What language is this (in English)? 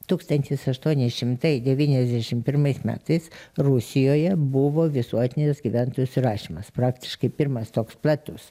Lithuanian